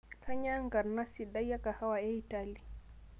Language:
Masai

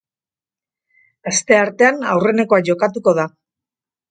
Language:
Basque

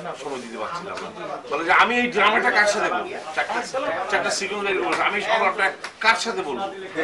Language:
Italian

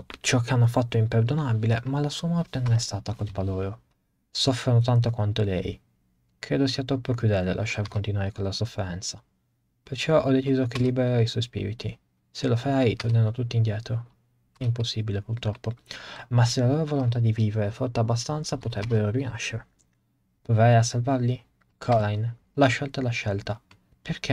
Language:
Italian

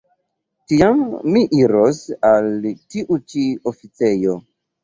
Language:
Esperanto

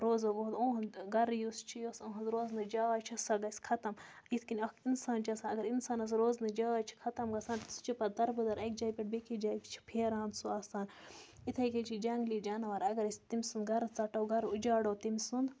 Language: Kashmiri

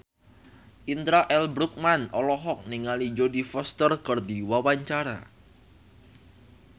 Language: Sundanese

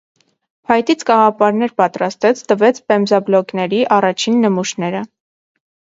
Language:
Armenian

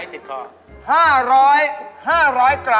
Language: Thai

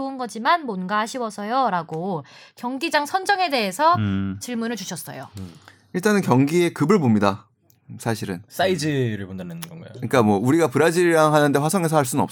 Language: Korean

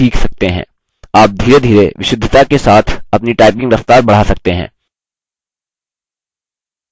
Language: Hindi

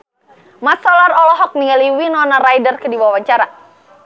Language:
Sundanese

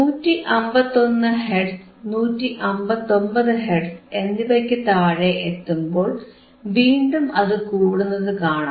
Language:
Malayalam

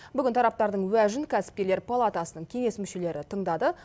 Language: Kazakh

